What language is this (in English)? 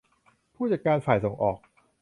Thai